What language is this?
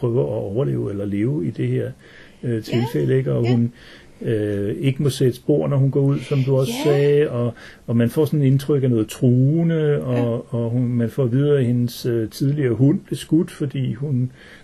Danish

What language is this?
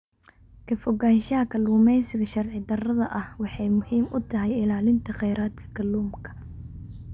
Somali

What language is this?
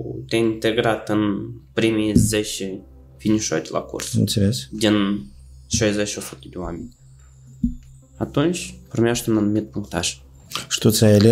Romanian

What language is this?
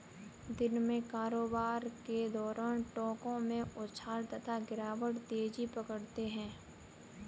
Hindi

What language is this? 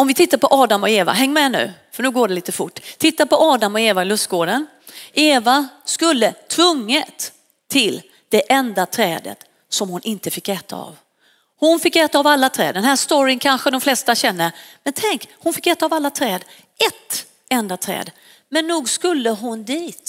Swedish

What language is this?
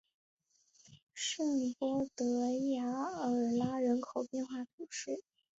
Chinese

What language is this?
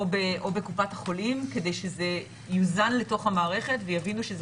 Hebrew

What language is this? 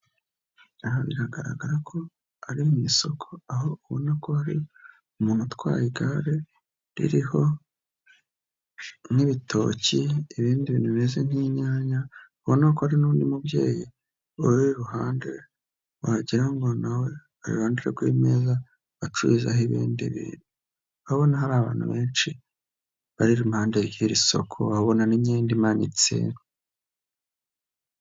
Kinyarwanda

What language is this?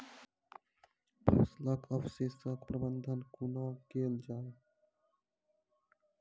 Maithili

